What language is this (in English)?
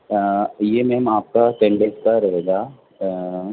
Urdu